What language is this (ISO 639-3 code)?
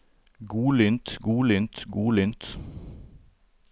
nor